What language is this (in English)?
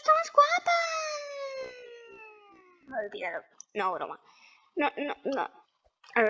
Spanish